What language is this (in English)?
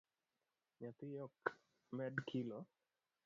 Luo (Kenya and Tanzania)